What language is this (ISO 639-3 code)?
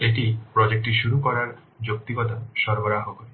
ben